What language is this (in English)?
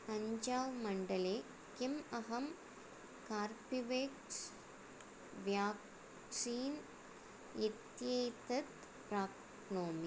Sanskrit